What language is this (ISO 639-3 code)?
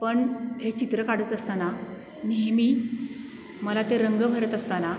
mar